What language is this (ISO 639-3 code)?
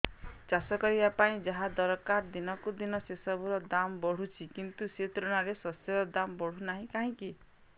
ori